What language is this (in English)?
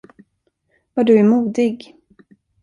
Swedish